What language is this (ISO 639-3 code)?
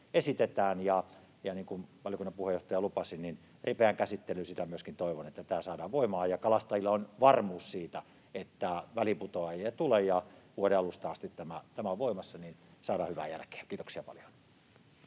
fin